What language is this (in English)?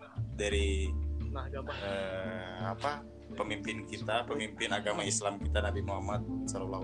Indonesian